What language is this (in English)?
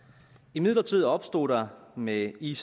Danish